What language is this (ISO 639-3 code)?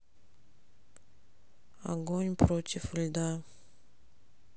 rus